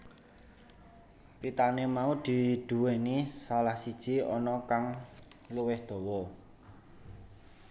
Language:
Javanese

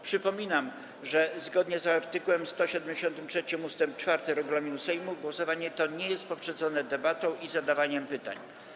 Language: Polish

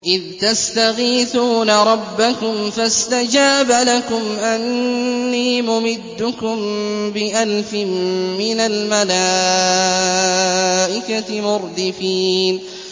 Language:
Arabic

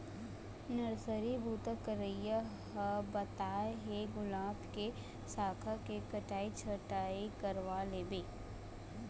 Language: Chhattisgarhi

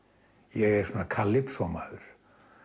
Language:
Icelandic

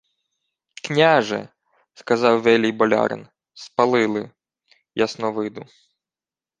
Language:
Ukrainian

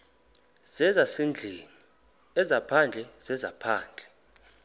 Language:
Xhosa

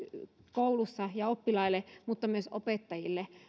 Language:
Finnish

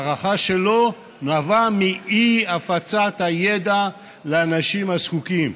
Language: Hebrew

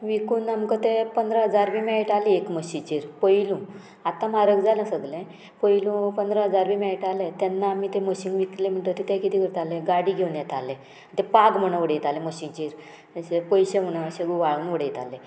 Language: Konkani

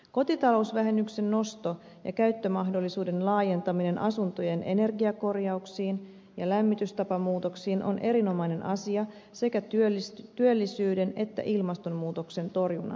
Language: Finnish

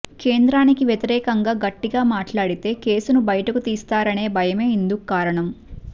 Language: Telugu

